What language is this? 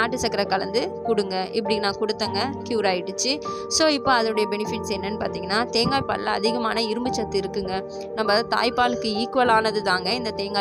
Tamil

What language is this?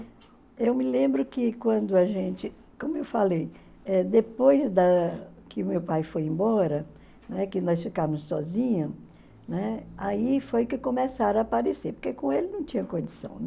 Portuguese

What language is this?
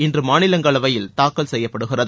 Tamil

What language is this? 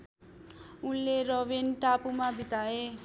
Nepali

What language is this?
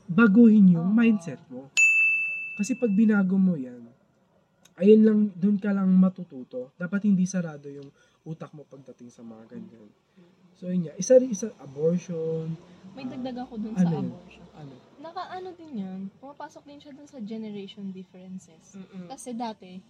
Filipino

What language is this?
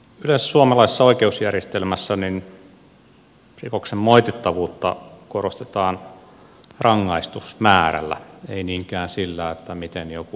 Finnish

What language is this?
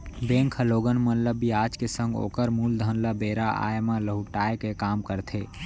Chhattisgarhi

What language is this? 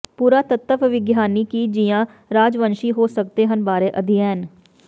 Punjabi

